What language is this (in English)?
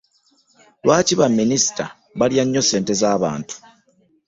Ganda